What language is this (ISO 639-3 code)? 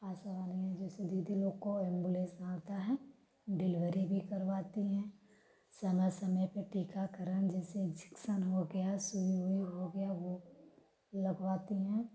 hin